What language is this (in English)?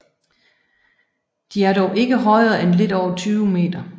Danish